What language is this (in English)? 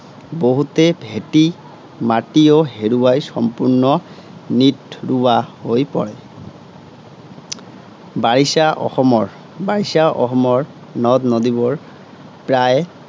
Assamese